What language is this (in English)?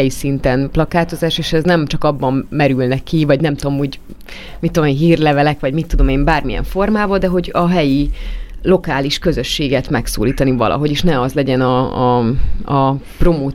Hungarian